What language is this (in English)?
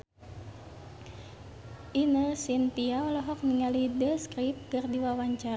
Sundanese